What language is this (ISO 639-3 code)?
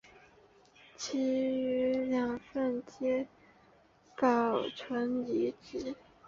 zho